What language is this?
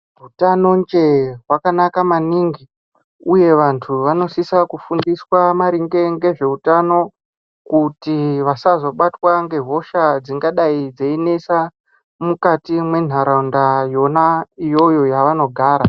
Ndau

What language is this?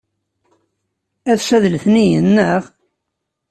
Kabyle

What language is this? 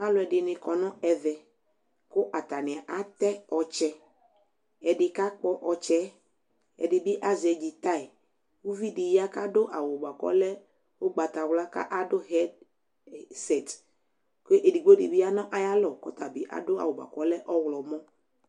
Ikposo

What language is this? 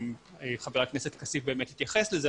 Hebrew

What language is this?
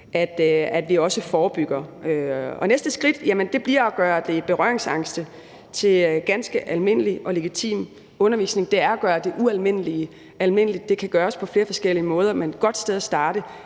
Danish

